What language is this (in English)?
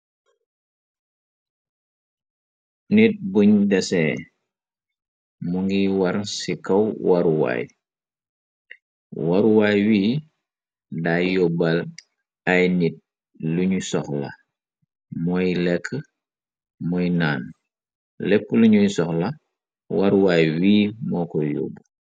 Wolof